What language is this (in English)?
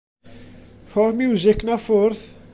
Welsh